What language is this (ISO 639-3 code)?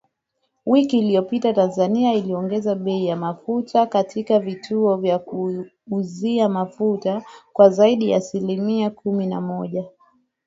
swa